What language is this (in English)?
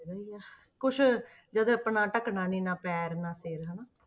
Punjabi